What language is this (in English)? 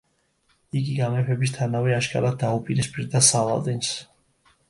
Georgian